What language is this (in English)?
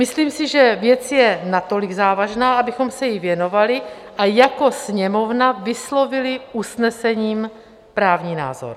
Czech